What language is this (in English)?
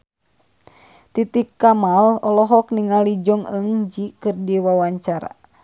Sundanese